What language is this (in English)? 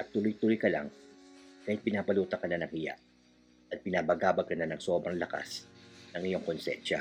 Filipino